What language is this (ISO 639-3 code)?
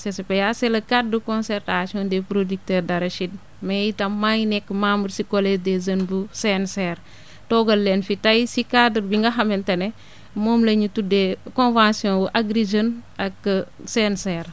wol